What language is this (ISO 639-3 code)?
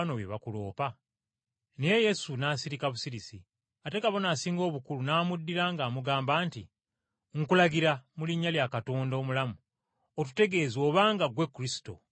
lug